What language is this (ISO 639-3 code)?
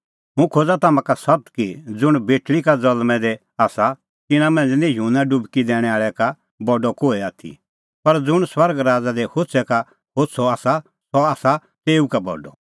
kfx